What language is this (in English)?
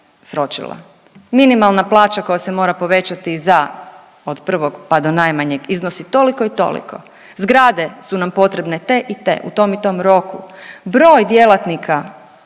Croatian